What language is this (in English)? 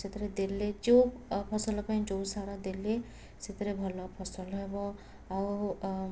Odia